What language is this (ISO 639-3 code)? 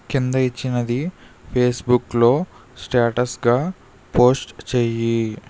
tel